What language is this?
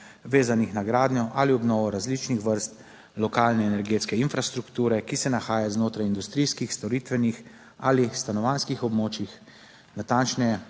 Slovenian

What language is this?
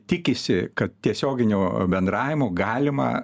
Lithuanian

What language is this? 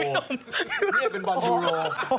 Thai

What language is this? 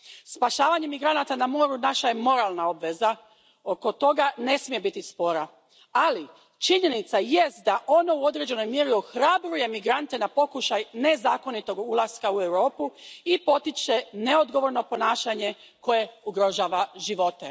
Croatian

